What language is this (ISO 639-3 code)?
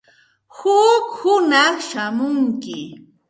qxt